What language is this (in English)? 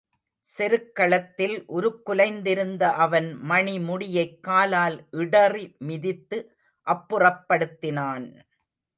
Tamil